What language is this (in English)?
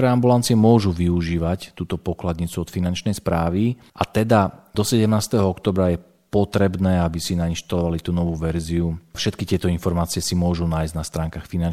Slovak